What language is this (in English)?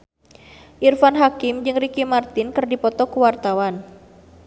Sundanese